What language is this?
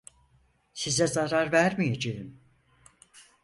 Turkish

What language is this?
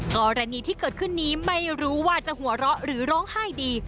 Thai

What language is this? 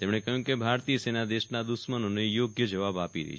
Gujarati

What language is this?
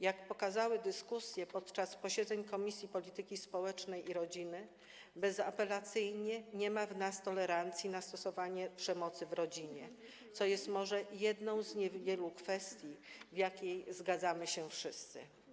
Polish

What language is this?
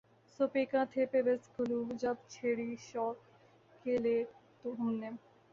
Urdu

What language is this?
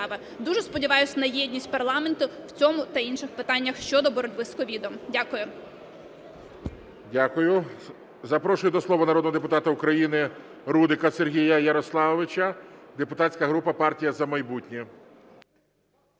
Ukrainian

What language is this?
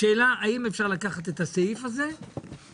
Hebrew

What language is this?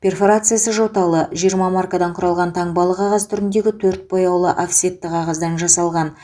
Kazakh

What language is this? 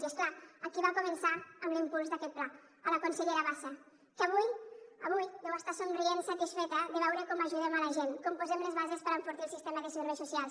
Catalan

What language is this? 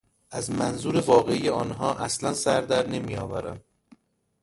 Persian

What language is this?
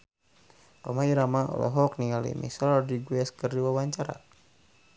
Sundanese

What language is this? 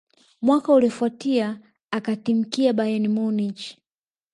Swahili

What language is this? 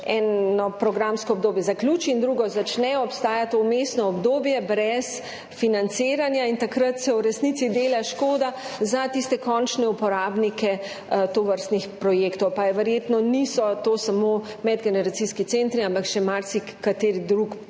Slovenian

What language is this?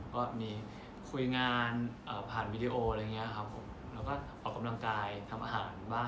Thai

